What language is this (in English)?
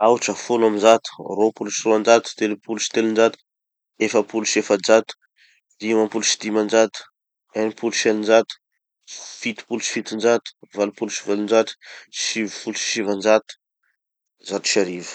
Tanosy Malagasy